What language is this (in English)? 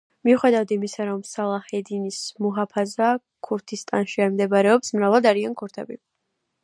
Georgian